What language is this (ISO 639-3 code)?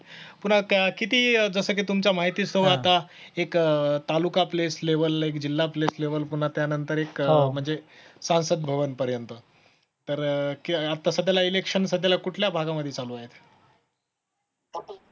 mar